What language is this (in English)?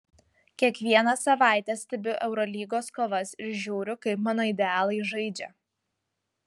Lithuanian